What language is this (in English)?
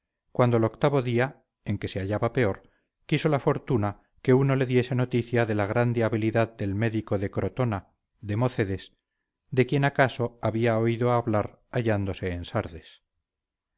Spanish